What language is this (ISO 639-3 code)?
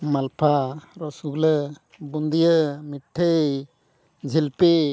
sat